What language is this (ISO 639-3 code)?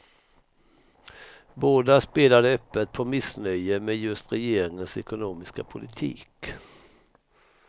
swe